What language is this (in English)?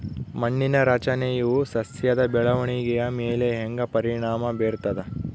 Kannada